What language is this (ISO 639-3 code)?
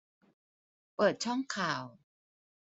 tha